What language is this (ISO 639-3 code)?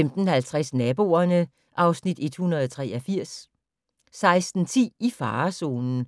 dan